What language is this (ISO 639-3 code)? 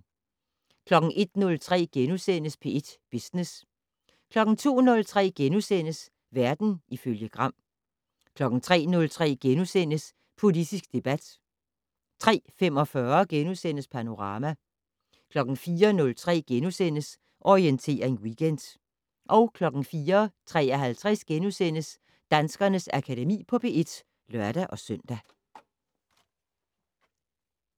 dan